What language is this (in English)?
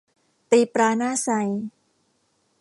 Thai